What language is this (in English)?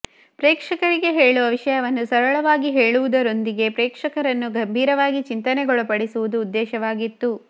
Kannada